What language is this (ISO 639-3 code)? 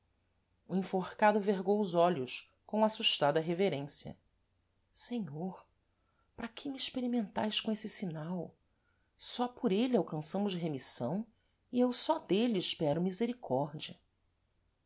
por